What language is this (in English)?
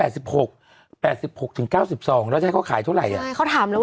Thai